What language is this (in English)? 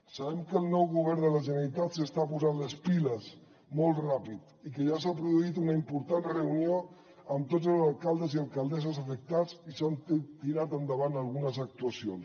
Catalan